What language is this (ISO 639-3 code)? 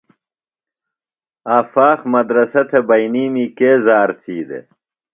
phl